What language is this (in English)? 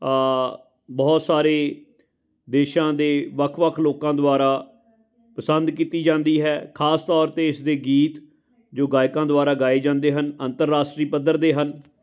Punjabi